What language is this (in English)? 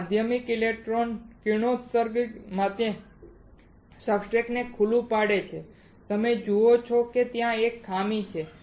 Gujarati